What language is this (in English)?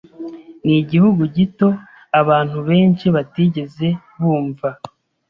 Kinyarwanda